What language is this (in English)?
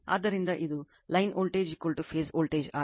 Kannada